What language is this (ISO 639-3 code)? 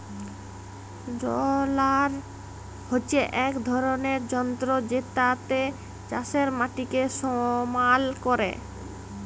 ben